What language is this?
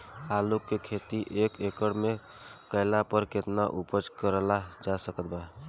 Bhojpuri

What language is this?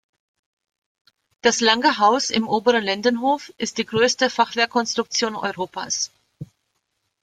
German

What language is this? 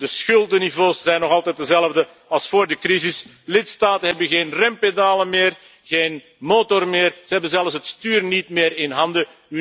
Dutch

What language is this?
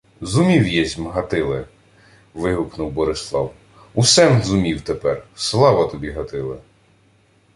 Ukrainian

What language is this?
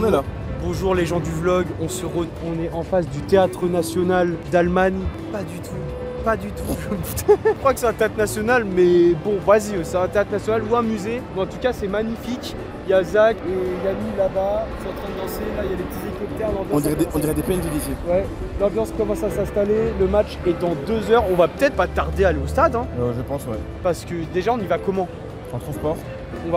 French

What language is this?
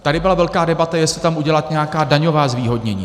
Czech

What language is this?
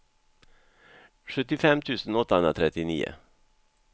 Swedish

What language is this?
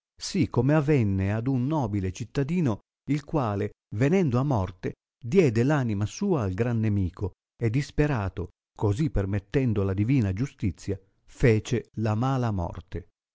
Italian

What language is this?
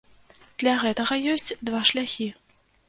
Belarusian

